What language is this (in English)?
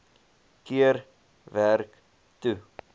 Afrikaans